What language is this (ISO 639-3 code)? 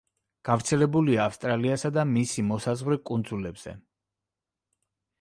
kat